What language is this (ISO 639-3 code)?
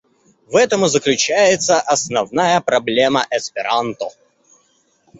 rus